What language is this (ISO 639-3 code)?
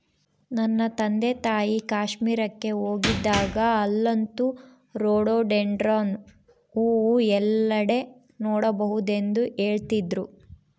kan